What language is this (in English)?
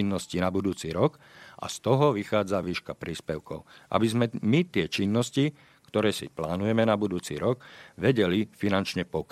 Slovak